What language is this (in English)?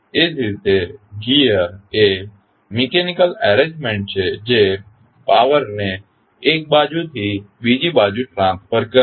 Gujarati